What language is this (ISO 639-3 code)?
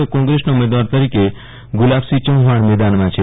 guj